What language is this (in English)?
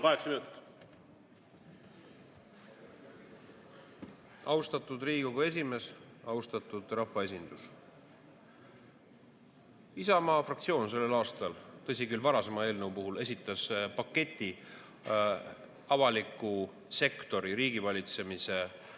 Estonian